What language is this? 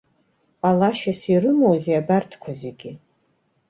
Abkhazian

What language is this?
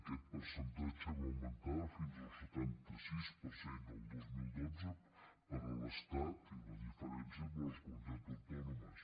Catalan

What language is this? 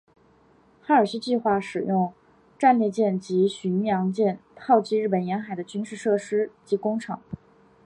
Chinese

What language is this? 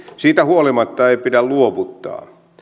Finnish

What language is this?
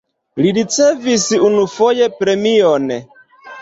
Esperanto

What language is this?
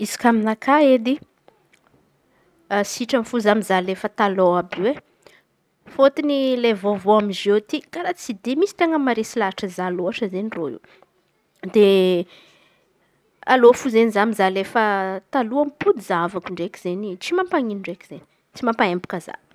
Antankarana Malagasy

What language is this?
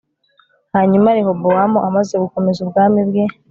Kinyarwanda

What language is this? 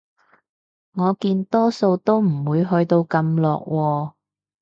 Cantonese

